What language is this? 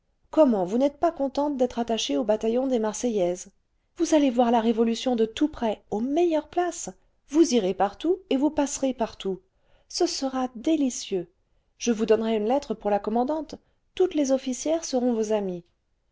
French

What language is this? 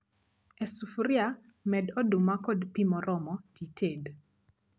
Luo (Kenya and Tanzania)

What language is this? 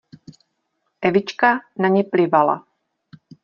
Czech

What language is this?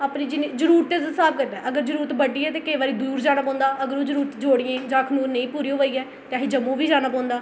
Dogri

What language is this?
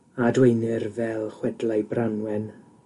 Welsh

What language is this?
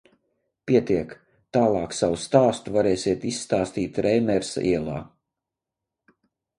Latvian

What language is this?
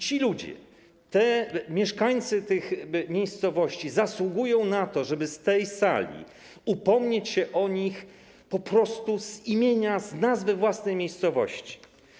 Polish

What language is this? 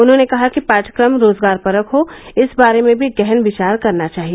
Hindi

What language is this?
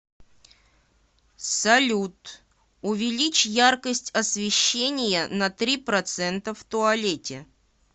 Russian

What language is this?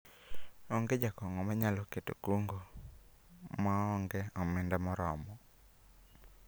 Luo (Kenya and Tanzania)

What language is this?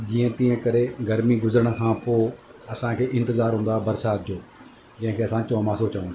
Sindhi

